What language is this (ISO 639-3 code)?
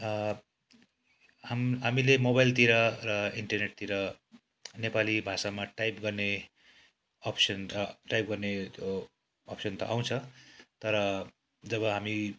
nep